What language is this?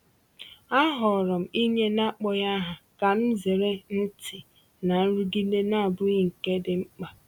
Igbo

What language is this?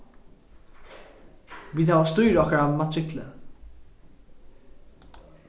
Faroese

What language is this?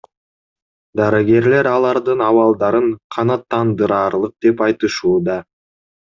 Kyrgyz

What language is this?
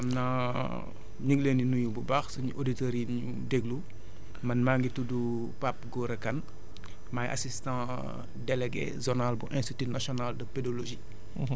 Wolof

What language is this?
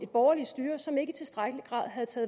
Danish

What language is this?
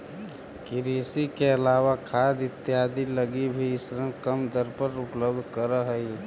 Magahi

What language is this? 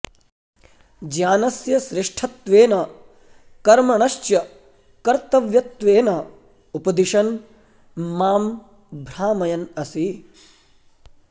Sanskrit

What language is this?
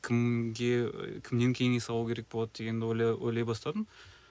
Kazakh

